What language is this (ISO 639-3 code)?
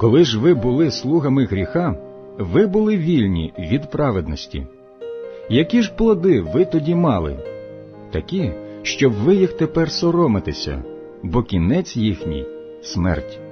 ukr